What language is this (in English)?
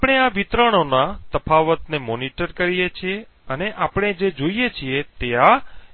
Gujarati